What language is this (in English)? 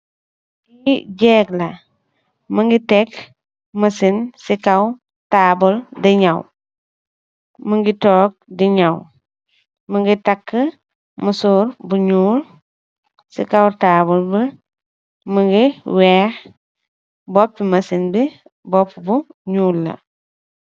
Wolof